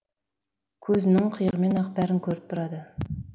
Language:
Kazakh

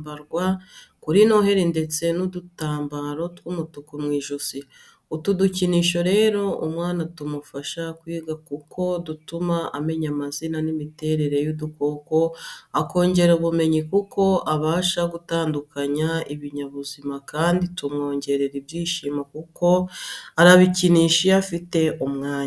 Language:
Kinyarwanda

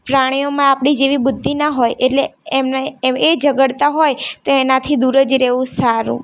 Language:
Gujarati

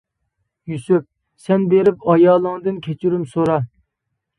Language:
Uyghur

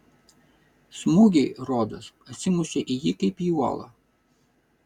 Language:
Lithuanian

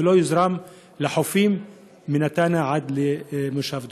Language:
Hebrew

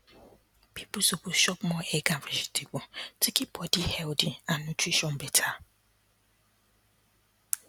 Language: Nigerian Pidgin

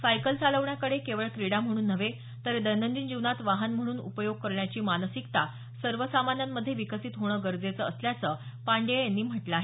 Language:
Marathi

